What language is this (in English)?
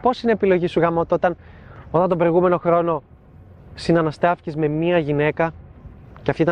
Greek